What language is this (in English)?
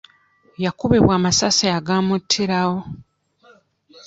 Ganda